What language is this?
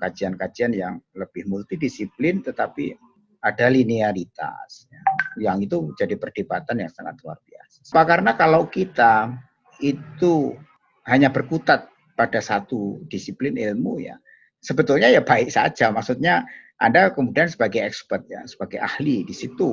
Indonesian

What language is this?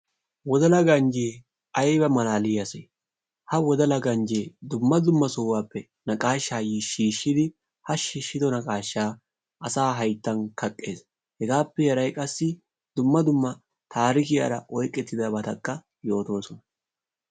Wolaytta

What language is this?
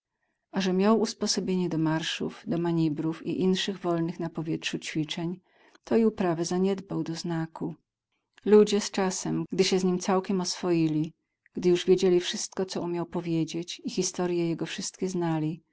Polish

